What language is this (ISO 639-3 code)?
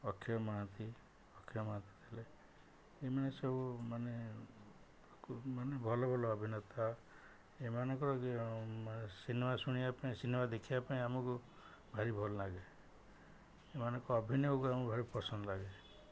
ori